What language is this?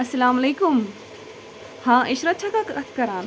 Kashmiri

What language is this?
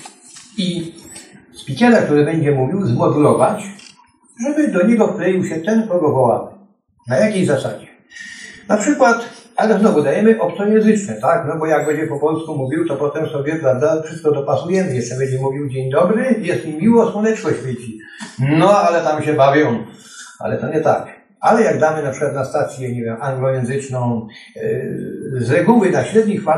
Polish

